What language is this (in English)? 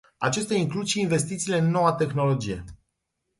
Romanian